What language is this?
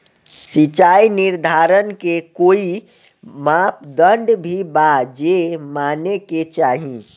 Bhojpuri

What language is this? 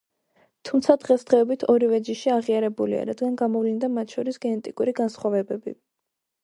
Georgian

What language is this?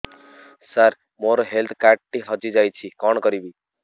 Odia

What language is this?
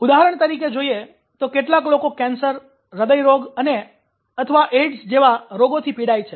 Gujarati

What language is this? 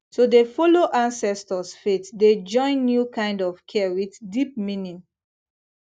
Nigerian Pidgin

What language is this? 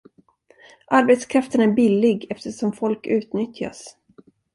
Swedish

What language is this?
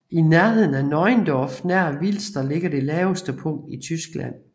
Danish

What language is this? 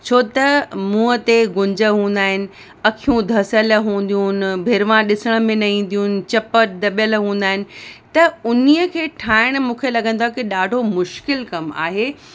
Sindhi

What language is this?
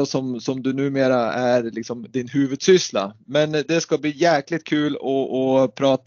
Swedish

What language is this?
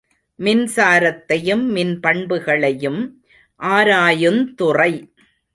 Tamil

